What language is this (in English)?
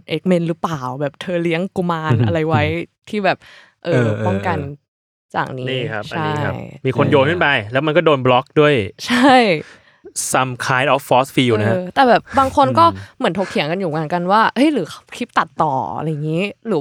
Thai